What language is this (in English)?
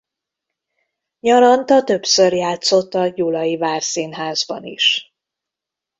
Hungarian